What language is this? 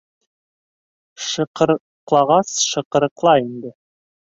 Bashkir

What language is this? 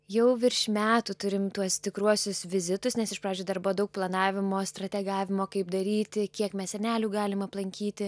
Lithuanian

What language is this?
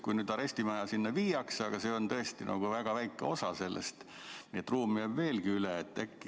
Estonian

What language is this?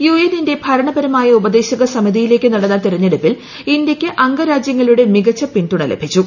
Malayalam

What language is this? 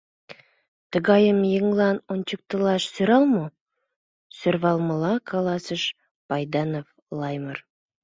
Mari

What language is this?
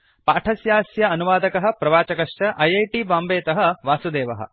Sanskrit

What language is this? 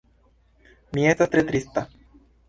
Esperanto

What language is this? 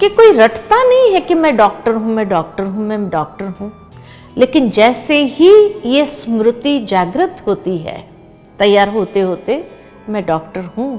Hindi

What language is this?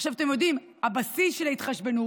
Hebrew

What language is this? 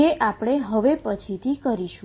Gujarati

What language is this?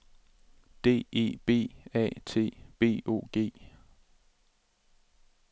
Danish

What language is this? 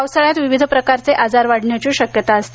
Marathi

